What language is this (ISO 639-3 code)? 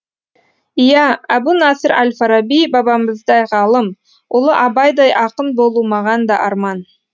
kaz